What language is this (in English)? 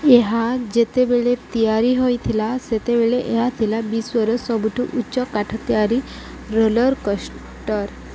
Odia